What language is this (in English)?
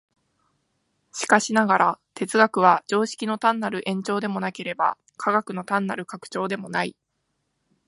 Japanese